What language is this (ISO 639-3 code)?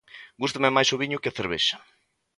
glg